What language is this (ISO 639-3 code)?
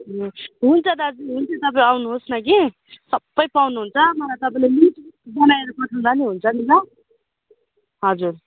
nep